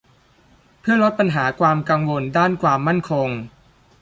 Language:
Thai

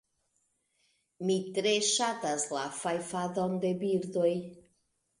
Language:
Esperanto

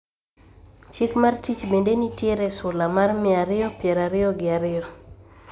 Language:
Luo (Kenya and Tanzania)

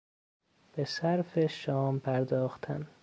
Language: Persian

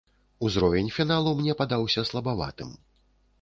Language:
Belarusian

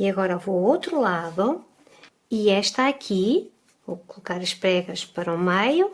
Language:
Portuguese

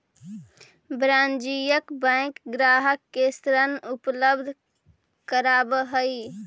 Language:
Magahi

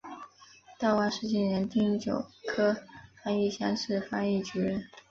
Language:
Chinese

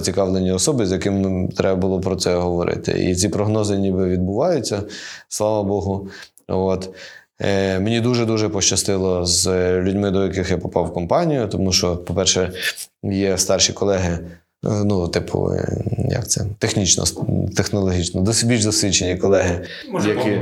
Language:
Ukrainian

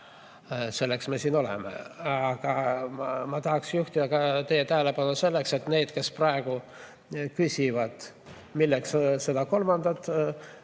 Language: Estonian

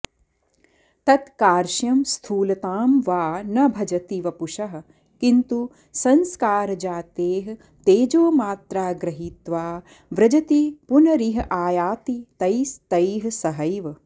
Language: Sanskrit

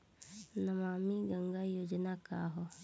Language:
Bhojpuri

